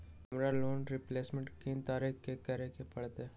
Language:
Magahi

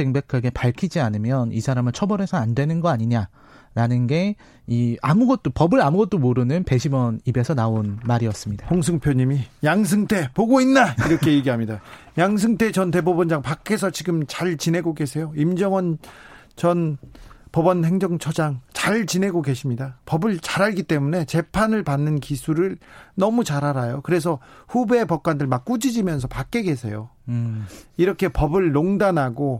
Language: Korean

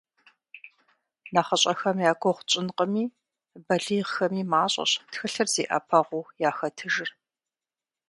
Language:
Kabardian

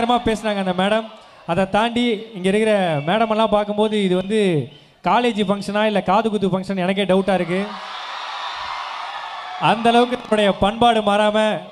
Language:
Tamil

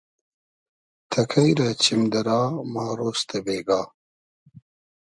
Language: Hazaragi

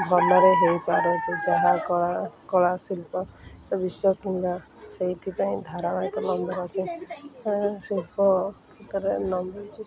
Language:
Odia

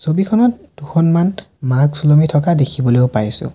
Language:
Assamese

